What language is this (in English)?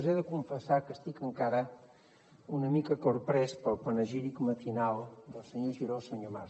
Catalan